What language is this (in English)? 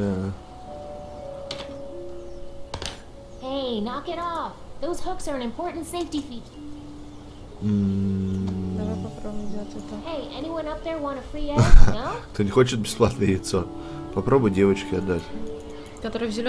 Russian